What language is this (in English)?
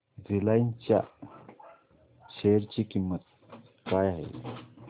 Marathi